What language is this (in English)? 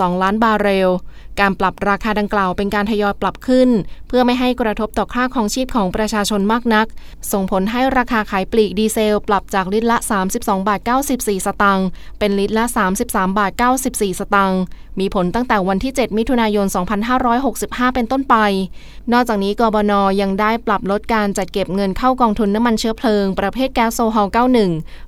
Thai